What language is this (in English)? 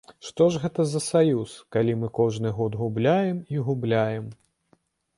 Belarusian